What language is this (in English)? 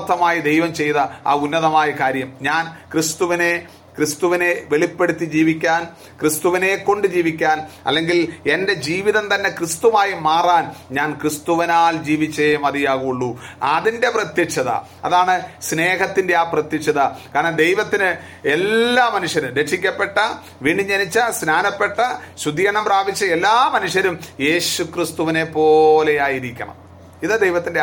Malayalam